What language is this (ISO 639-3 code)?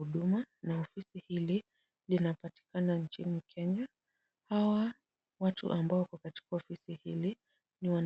swa